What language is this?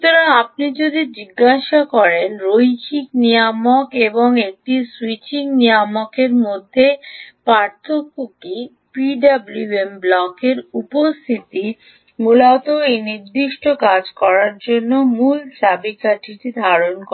Bangla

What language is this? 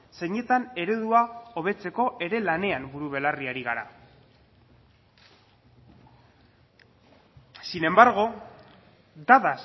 Basque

